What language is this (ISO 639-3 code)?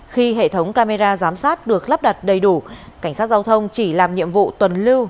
vie